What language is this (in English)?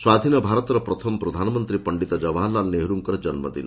Odia